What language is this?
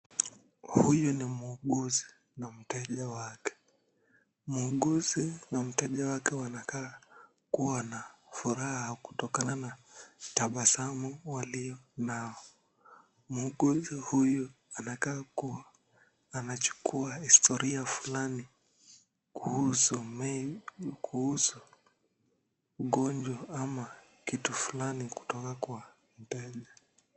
Swahili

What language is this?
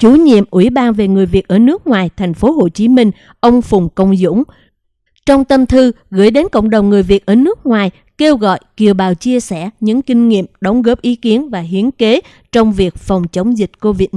Vietnamese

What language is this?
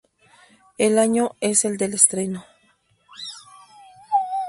Spanish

